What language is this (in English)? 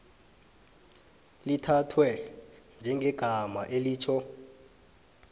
South Ndebele